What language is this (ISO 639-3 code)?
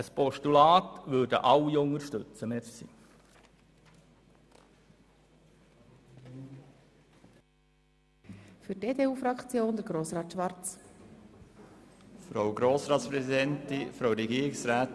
gsw